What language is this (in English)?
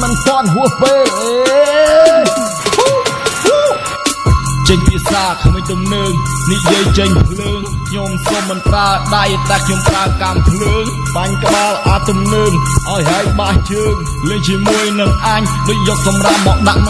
Turkish